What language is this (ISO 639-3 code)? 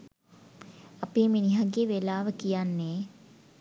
sin